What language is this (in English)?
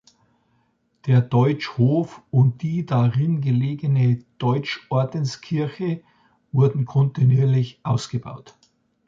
German